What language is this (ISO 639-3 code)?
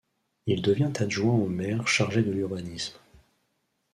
fra